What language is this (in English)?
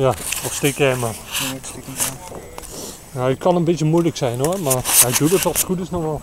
Dutch